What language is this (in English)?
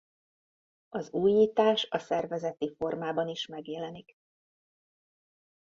Hungarian